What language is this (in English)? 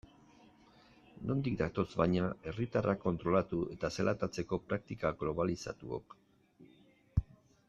Basque